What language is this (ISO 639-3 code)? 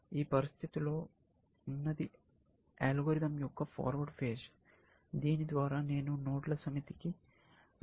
tel